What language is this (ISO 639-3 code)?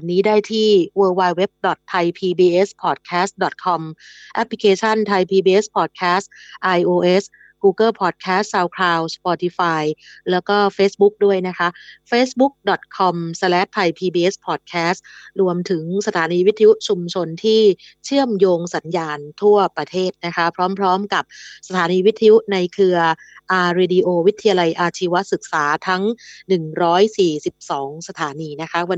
tha